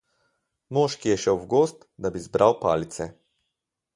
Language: Slovenian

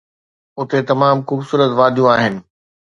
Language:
Sindhi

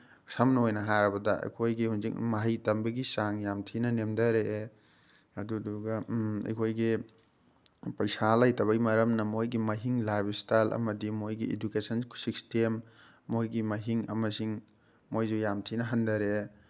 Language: Manipuri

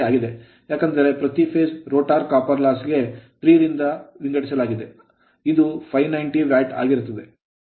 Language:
Kannada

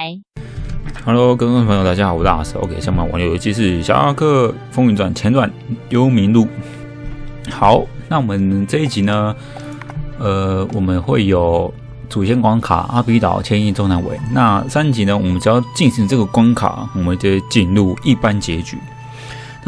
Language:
Chinese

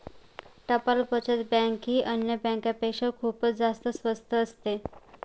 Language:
Marathi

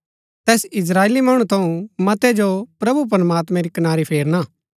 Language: Gaddi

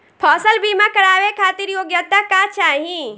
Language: Bhojpuri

